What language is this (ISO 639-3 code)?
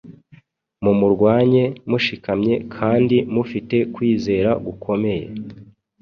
kin